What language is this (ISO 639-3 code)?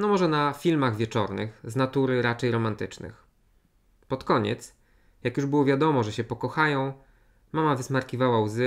pol